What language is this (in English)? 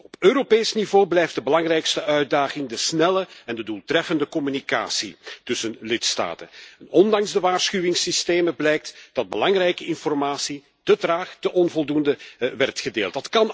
Dutch